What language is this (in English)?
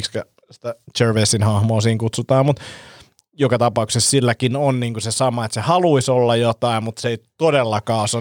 Finnish